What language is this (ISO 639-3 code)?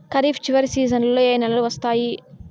tel